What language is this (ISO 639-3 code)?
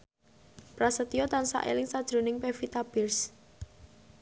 jav